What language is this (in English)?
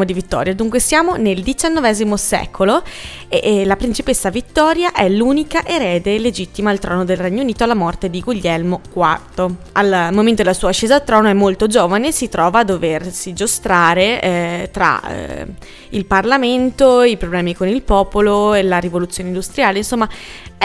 Italian